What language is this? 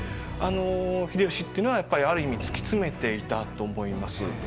Japanese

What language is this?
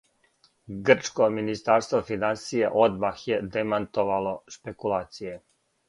Serbian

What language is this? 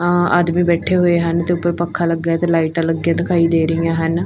Punjabi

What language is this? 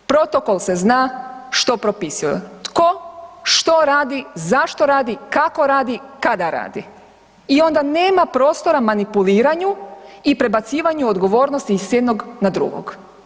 Croatian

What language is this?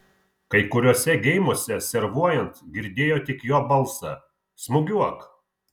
Lithuanian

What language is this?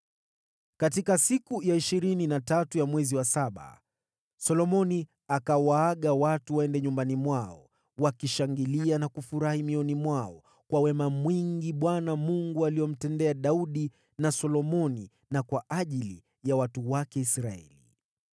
Swahili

